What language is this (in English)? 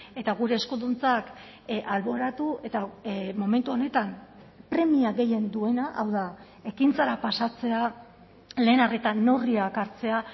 Basque